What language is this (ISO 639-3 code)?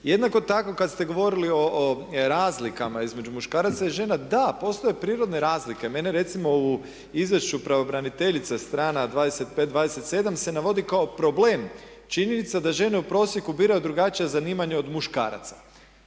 hrv